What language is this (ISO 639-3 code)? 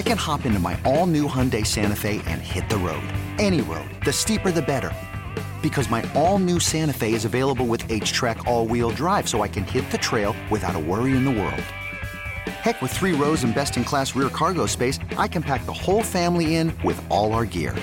eng